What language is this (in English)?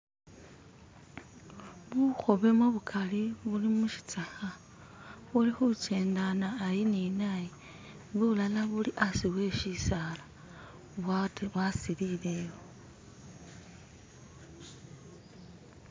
Masaaba